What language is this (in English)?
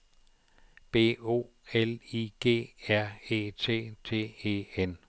Danish